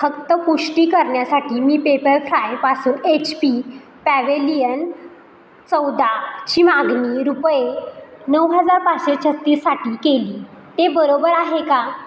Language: Marathi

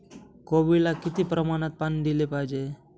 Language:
Marathi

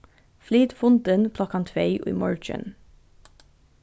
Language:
Faroese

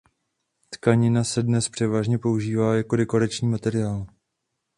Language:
Czech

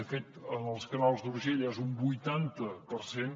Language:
Catalan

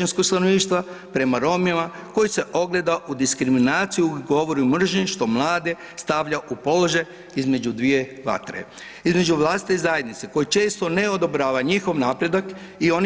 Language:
Croatian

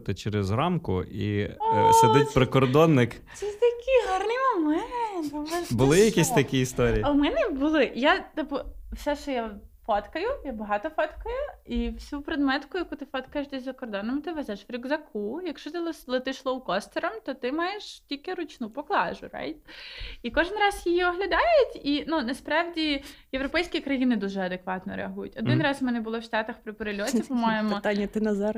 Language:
Ukrainian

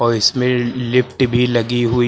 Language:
Hindi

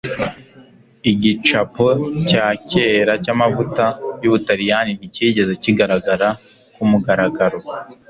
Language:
Kinyarwanda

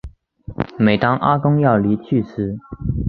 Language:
Chinese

